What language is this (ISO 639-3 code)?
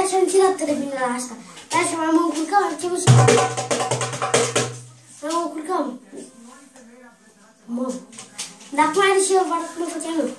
ron